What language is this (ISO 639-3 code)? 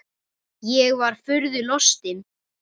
isl